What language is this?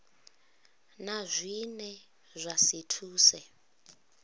Venda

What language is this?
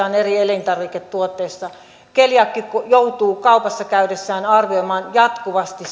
Finnish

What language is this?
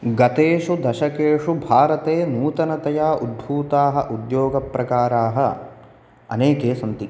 Sanskrit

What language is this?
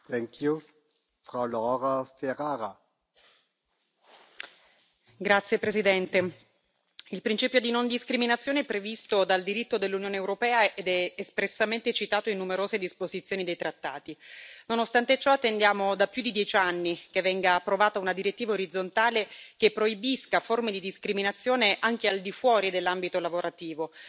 Italian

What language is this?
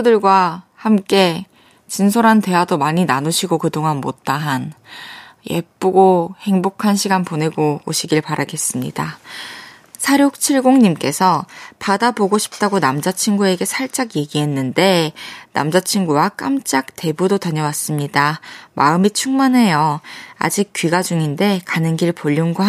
Korean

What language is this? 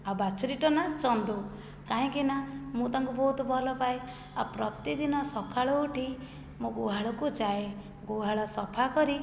Odia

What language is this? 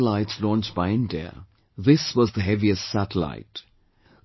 English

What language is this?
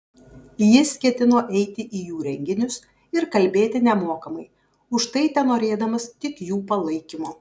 Lithuanian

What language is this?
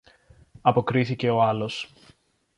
Greek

